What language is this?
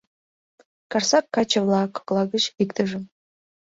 Mari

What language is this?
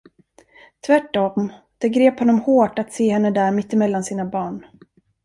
Swedish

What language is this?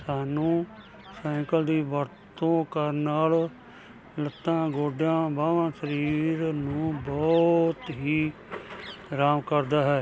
Punjabi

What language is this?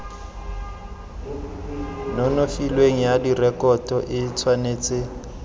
Tswana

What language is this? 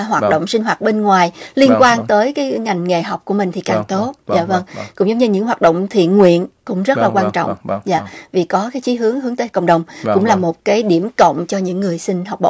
Vietnamese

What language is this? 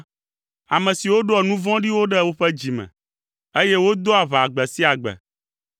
Ewe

